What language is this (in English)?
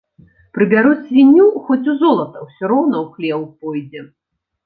Belarusian